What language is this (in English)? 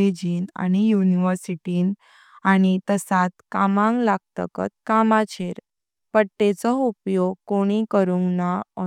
Konkani